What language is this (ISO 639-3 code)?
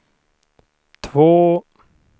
swe